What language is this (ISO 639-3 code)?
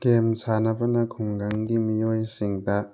mni